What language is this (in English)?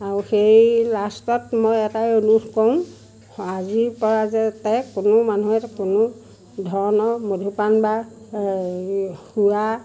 Assamese